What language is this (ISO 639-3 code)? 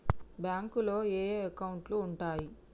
tel